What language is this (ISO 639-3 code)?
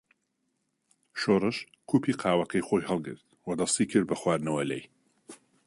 ckb